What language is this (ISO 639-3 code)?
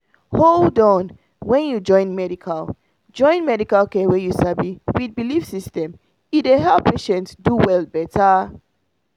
pcm